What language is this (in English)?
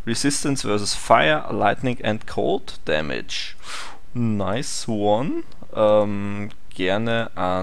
German